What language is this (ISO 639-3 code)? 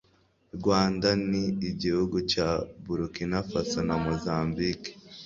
kin